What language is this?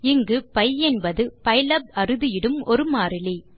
Tamil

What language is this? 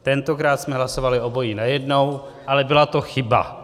Czech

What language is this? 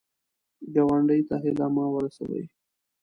Pashto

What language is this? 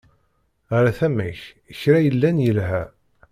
Kabyle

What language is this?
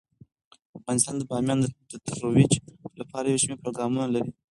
Pashto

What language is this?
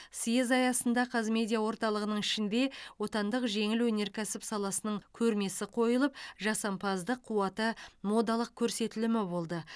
Kazakh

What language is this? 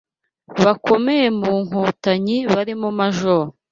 Kinyarwanda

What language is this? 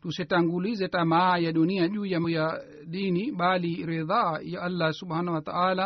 Swahili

